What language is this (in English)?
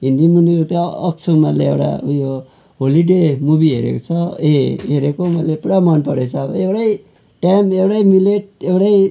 Nepali